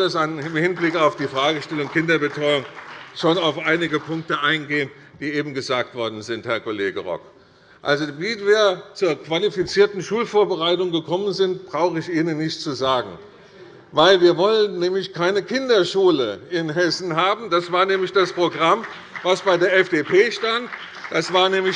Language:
German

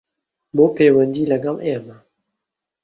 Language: Central Kurdish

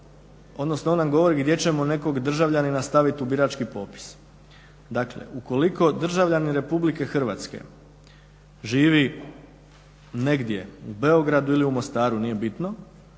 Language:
Croatian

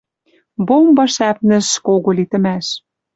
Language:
Western Mari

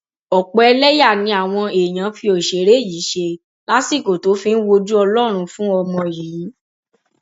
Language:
Yoruba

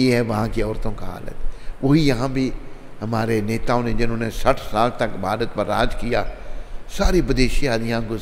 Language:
Hindi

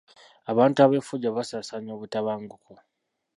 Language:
Ganda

